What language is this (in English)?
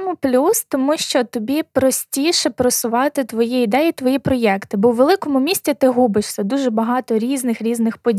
Ukrainian